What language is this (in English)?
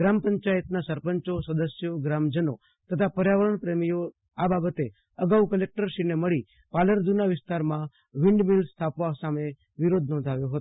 Gujarati